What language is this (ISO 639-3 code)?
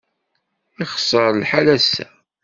kab